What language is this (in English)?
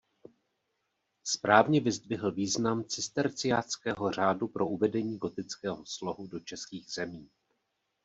Czech